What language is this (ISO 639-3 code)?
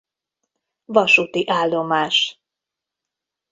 hun